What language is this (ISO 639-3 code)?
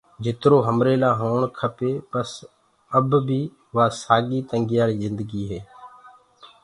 ggg